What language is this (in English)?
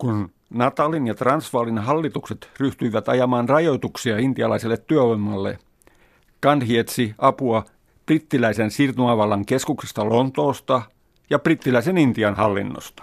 Finnish